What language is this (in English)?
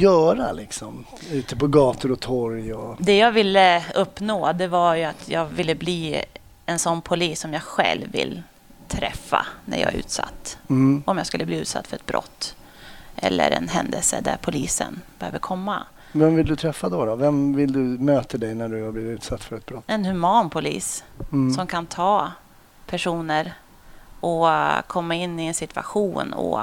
Swedish